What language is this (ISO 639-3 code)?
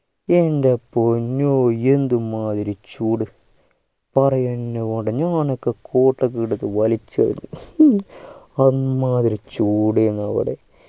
mal